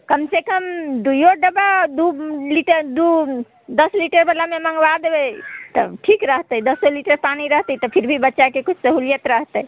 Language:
Maithili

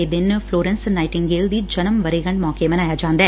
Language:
Punjabi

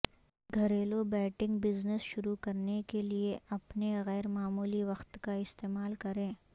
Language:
Urdu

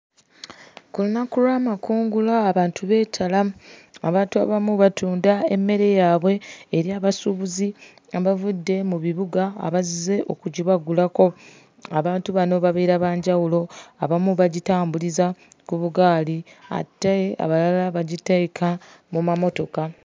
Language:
Ganda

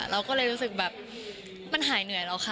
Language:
Thai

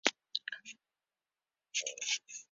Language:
Spanish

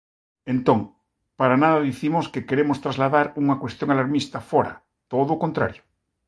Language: Galician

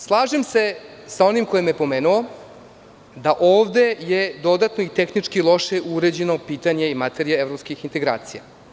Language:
Serbian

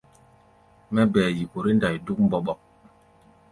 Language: Gbaya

